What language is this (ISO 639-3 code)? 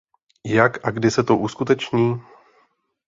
ces